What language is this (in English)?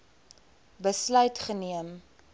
Afrikaans